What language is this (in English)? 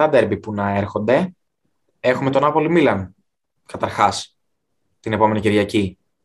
Greek